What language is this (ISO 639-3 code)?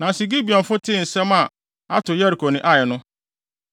aka